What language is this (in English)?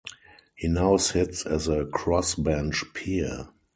English